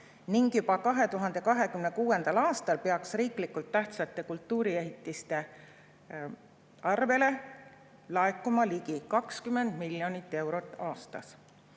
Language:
Estonian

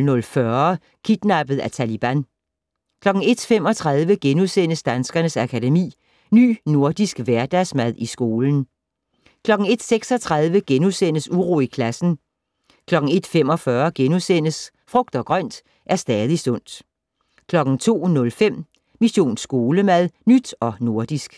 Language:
Danish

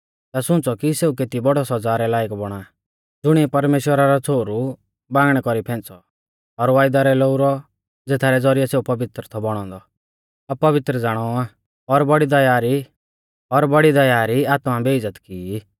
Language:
Mahasu Pahari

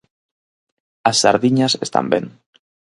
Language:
Galician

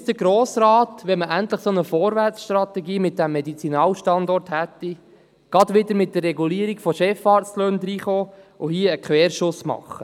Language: Swiss German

